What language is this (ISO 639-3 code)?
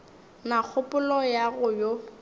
nso